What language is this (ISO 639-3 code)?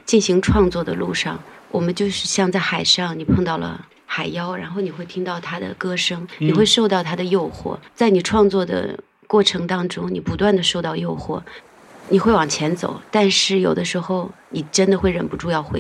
zho